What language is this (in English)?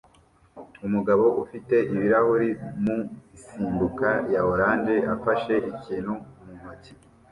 Kinyarwanda